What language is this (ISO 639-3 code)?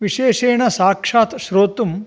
san